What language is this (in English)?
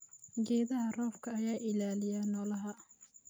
Somali